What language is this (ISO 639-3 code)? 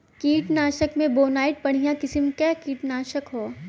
bho